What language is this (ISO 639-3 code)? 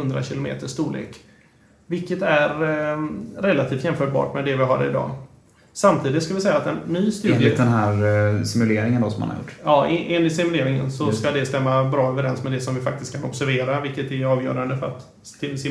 swe